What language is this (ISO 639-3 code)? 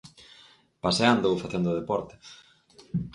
glg